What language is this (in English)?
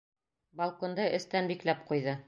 Bashkir